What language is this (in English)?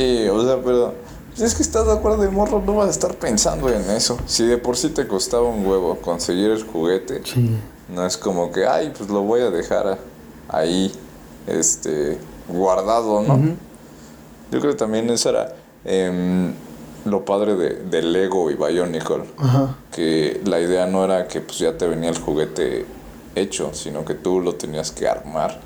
Spanish